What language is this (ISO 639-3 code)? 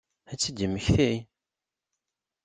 kab